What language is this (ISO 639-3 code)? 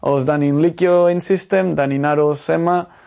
cym